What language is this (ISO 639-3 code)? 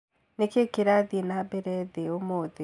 kik